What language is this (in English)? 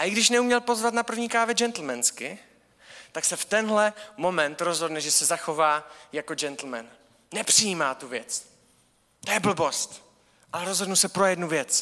Czech